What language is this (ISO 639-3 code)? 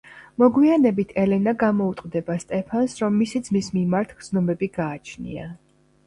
kat